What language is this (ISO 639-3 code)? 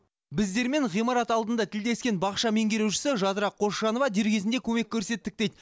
kaz